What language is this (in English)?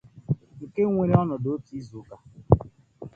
Igbo